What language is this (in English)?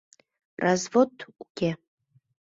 Mari